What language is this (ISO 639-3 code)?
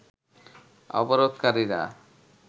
ben